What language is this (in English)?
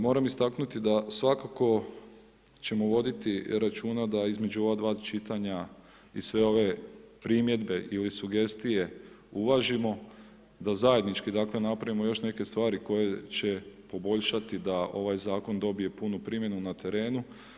Croatian